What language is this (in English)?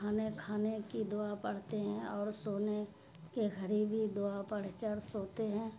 Urdu